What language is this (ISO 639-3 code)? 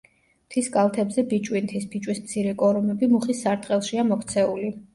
kat